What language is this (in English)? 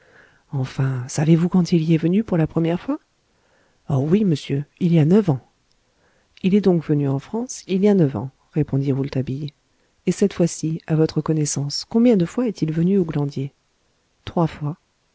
French